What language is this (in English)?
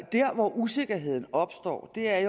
Danish